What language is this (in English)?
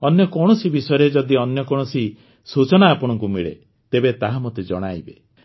Odia